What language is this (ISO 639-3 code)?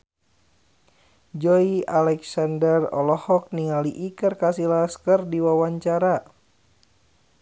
sun